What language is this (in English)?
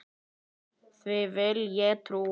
Icelandic